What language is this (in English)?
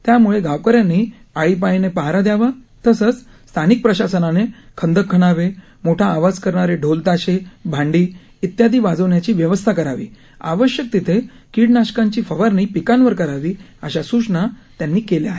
Marathi